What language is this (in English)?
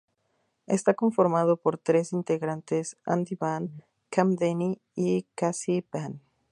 Spanish